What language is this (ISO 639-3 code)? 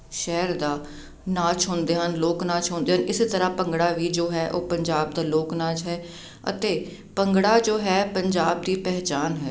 pan